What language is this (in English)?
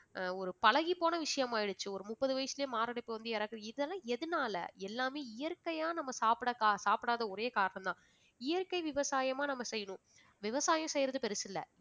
Tamil